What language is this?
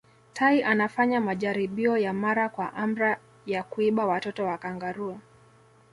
Swahili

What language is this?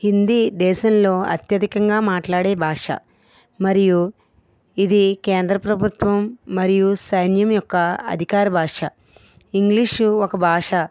Telugu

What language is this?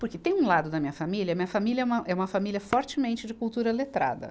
Portuguese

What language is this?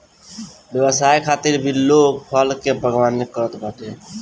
Bhojpuri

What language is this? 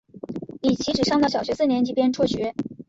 Chinese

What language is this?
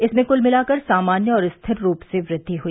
Hindi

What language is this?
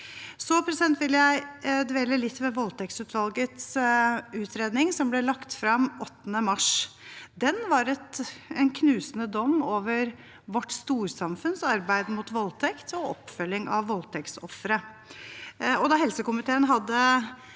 Norwegian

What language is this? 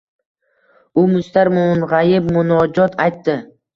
Uzbek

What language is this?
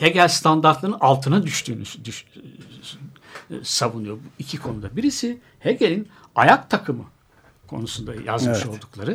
Turkish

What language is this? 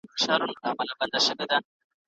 Pashto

